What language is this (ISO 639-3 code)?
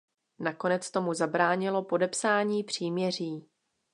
ces